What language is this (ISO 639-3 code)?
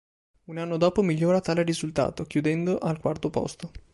ita